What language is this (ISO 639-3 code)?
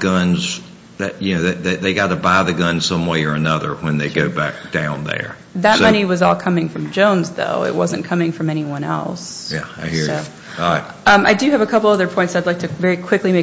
eng